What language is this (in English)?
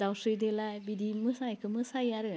Bodo